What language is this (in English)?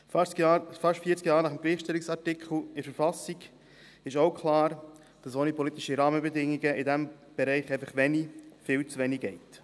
Swiss German